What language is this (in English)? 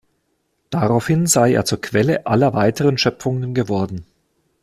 German